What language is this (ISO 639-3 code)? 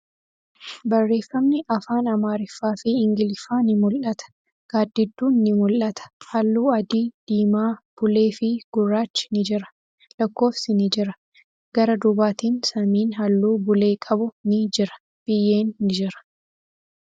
orm